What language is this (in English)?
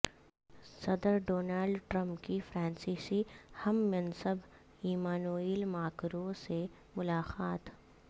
Urdu